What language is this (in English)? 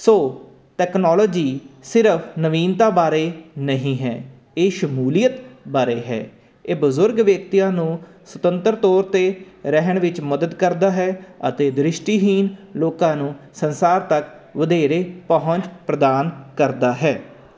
Punjabi